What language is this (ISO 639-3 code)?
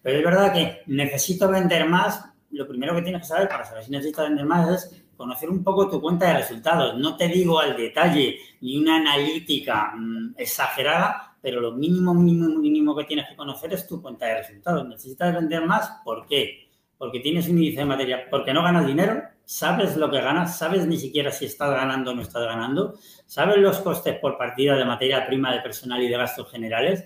spa